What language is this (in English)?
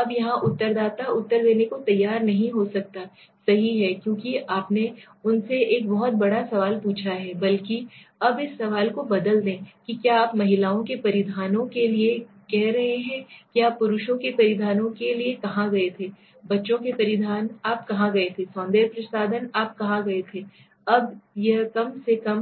Hindi